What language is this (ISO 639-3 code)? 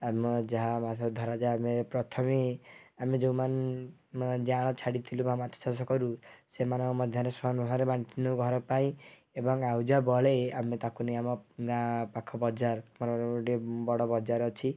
ori